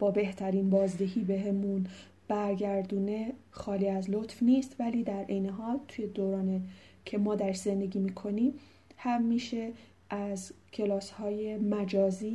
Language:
Persian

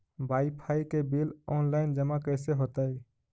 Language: Magahi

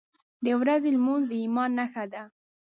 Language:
Pashto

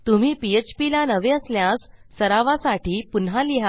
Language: Marathi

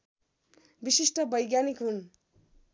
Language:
Nepali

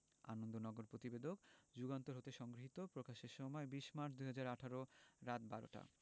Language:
Bangla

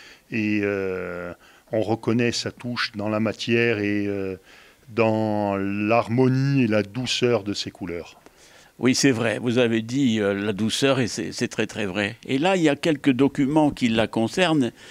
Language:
French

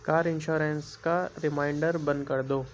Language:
Urdu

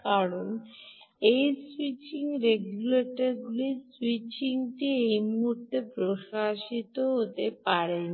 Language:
Bangla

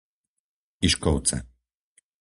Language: Slovak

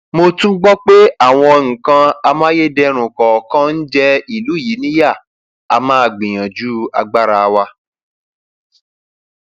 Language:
Yoruba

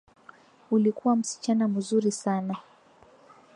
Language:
Swahili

